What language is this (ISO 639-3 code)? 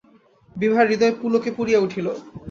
ben